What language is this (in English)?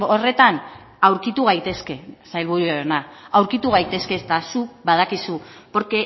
Basque